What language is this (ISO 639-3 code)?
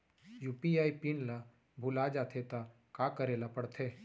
hne